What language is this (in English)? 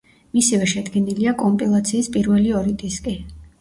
Georgian